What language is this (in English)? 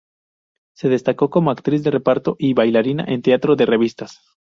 Spanish